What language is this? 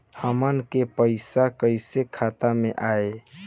Bhojpuri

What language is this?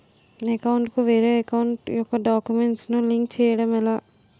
Telugu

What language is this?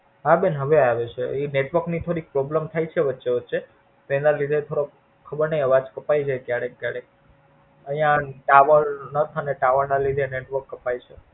Gujarati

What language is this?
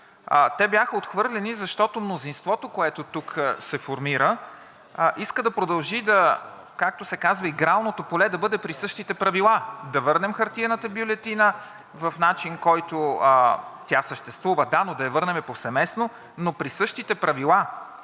Bulgarian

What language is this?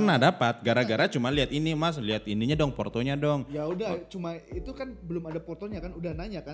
Indonesian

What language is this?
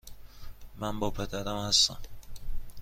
Persian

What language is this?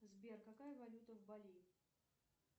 Russian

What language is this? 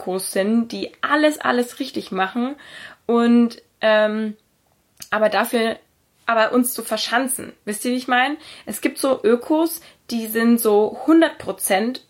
German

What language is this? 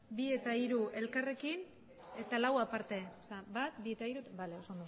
Basque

